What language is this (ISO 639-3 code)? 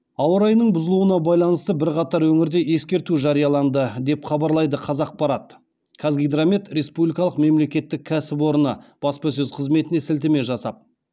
kaz